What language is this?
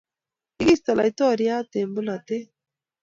Kalenjin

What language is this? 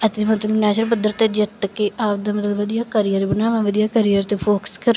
Punjabi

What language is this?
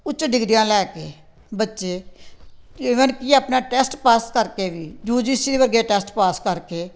Punjabi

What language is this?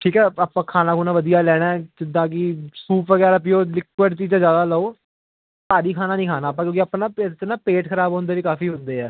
Punjabi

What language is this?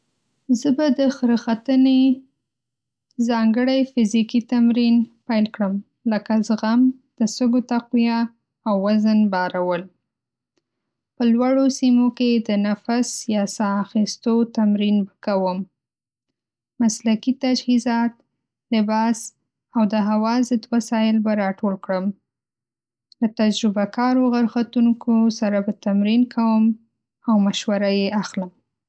Pashto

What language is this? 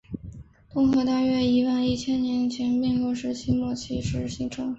Chinese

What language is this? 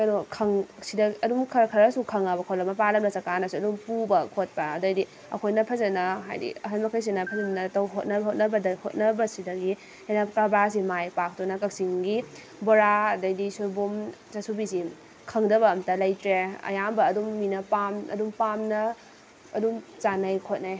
Manipuri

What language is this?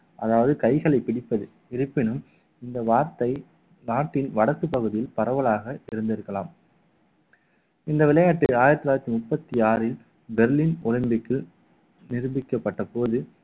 Tamil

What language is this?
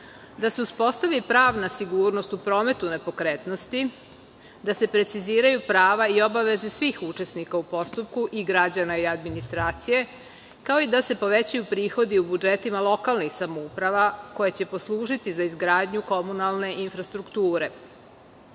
Serbian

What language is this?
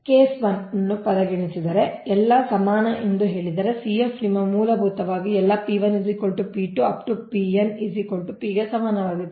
Kannada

